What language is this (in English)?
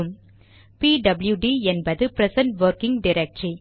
Tamil